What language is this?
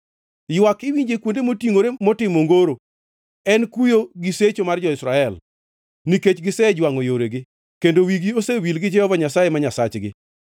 Luo (Kenya and Tanzania)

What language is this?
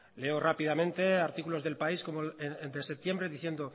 Spanish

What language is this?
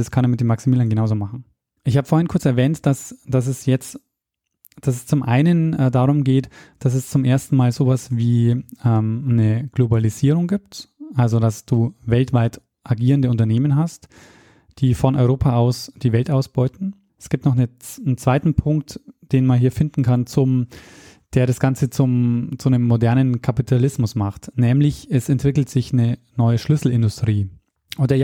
German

